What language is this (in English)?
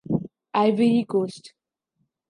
Urdu